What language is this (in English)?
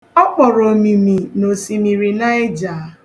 Igbo